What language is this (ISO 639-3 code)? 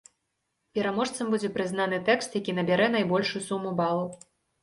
bel